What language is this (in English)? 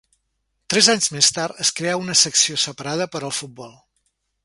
Catalan